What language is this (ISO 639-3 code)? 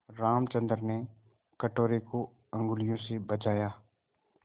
hin